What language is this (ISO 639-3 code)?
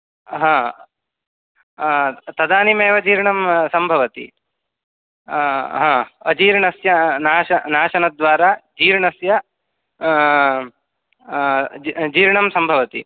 san